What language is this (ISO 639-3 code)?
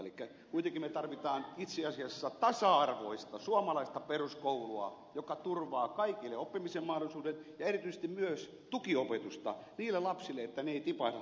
fin